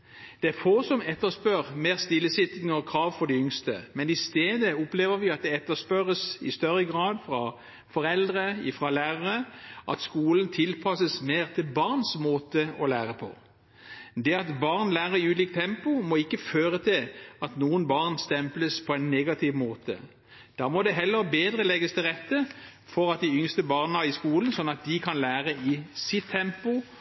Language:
Norwegian Bokmål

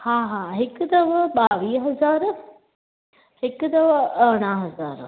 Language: Sindhi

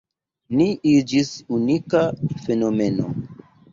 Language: Esperanto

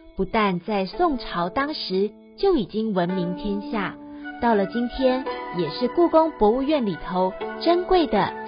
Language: Chinese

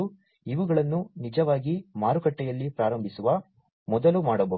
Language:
Kannada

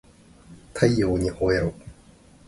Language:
Japanese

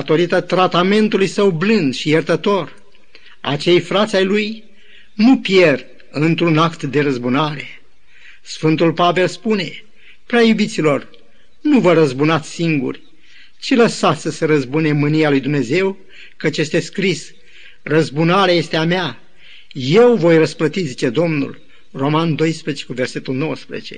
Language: Romanian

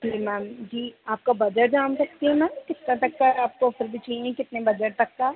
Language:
Hindi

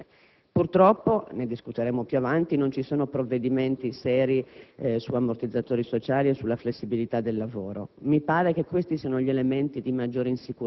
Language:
Italian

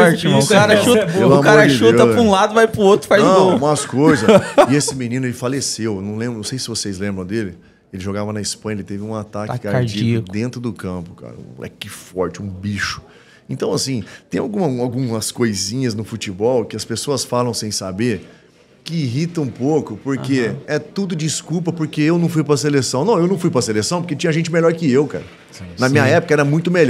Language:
Portuguese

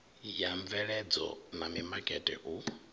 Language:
Venda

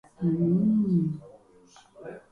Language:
Catalan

